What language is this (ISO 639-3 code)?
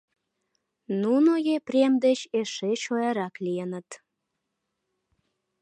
chm